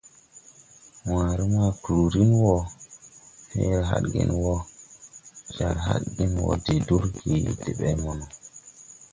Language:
Tupuri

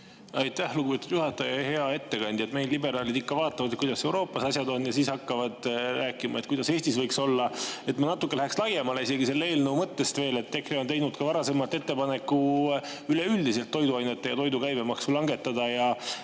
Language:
Estonian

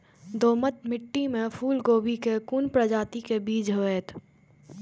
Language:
Maithili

